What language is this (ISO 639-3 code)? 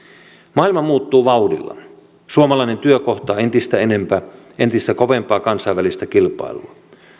fin